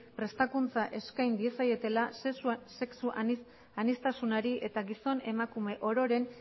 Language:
Basque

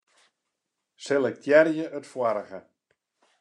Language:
Western Frisian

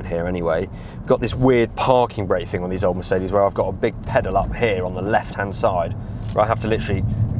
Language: English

